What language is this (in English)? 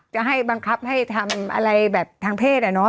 Thai